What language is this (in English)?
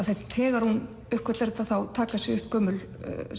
Icelandic